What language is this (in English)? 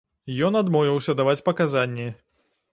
Belarusian